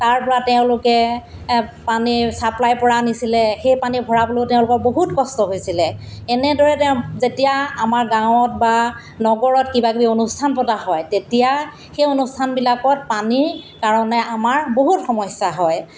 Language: Assamese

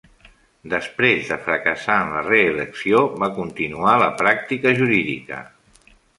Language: Catalan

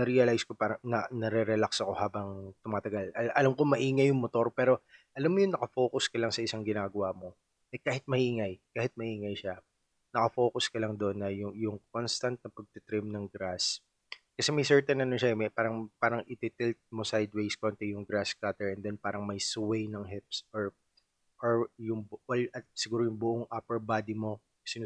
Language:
Filipino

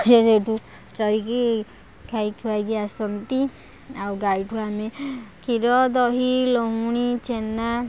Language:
Odia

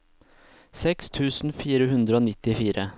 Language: Norwegian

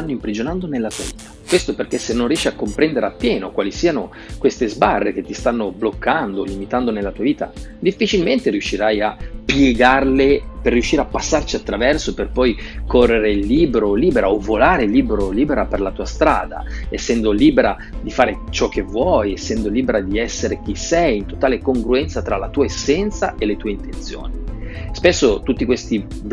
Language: Italian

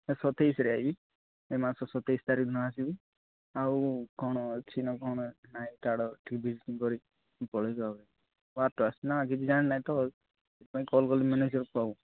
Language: Odia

